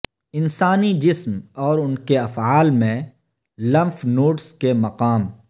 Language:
Urdu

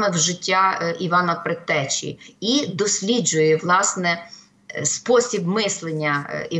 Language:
Ukrainian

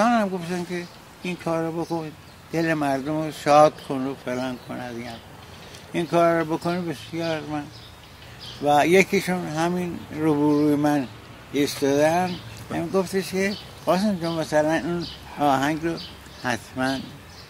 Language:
Persian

